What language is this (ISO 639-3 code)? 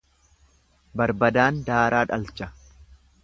orm